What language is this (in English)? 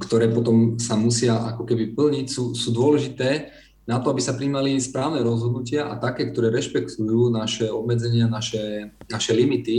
Slovak